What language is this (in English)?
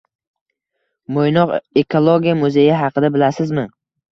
Uzbek